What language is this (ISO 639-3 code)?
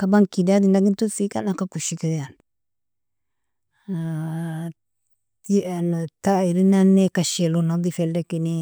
fia